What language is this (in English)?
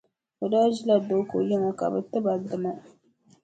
Dagbani